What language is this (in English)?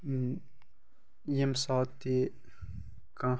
Kashmiri